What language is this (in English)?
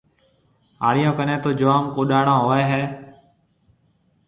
Marwari (Pakistan)